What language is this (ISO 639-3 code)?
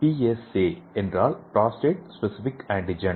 tam